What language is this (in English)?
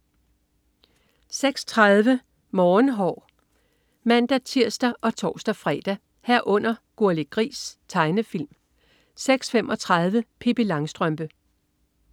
Danish